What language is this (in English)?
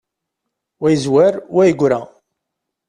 Kabyle